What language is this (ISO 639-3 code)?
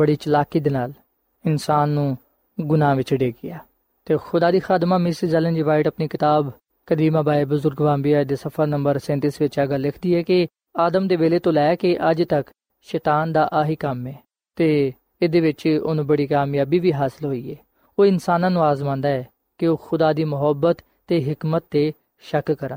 pan